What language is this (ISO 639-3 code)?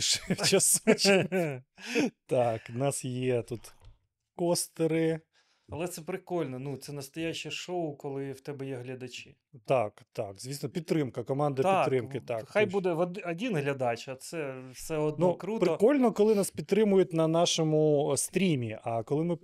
ukr